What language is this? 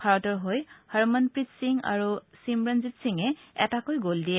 Assamese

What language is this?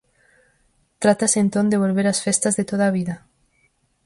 Galician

